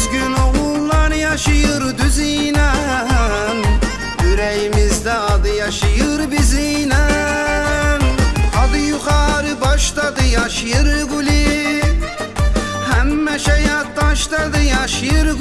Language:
Turkish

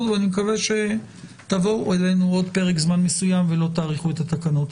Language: Hebrew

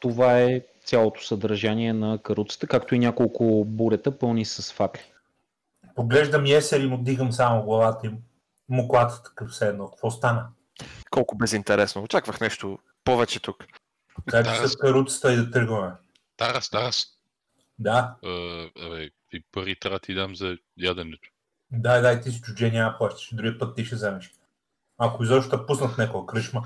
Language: Bulgarian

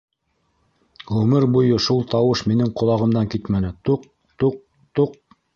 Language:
Bashkir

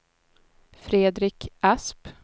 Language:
Swedish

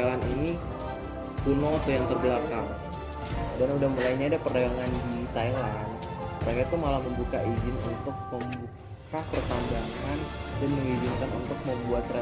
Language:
Indonesian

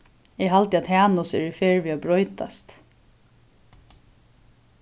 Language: Faroese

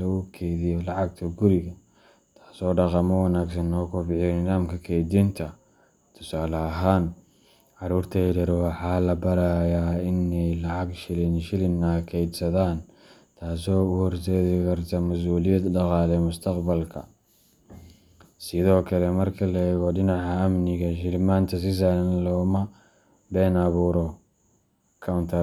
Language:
Somali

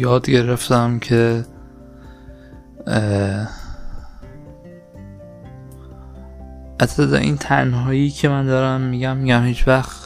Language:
Persian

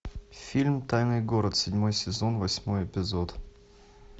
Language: Russian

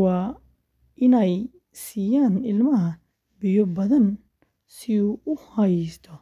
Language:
Somali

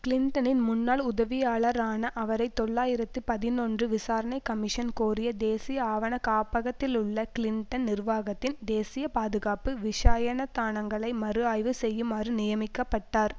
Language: Tamil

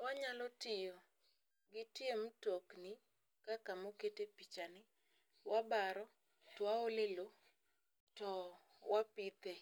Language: Luo (Kenya and Tanzania)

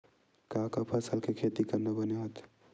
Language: Chhattisgarhi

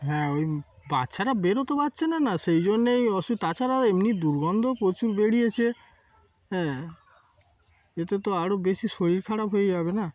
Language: Bangla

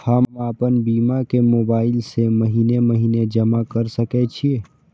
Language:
Maithili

